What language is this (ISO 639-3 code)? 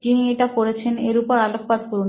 ben